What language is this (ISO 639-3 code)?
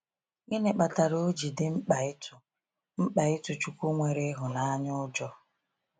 ibo